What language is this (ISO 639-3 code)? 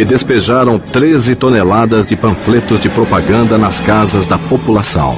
por